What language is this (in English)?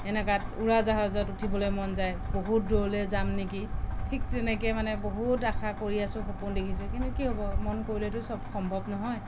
Assamese